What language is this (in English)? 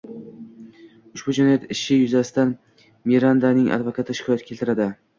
Uzbek